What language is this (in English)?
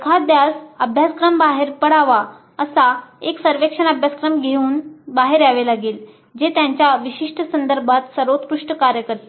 Marathi